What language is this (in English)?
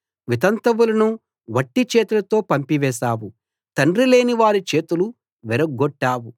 Telugu